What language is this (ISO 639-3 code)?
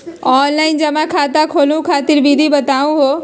mag